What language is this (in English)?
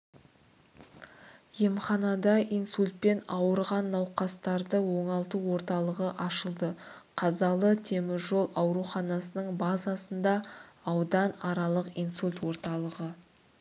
Kazakh